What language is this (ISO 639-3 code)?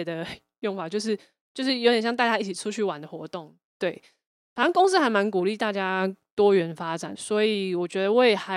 zho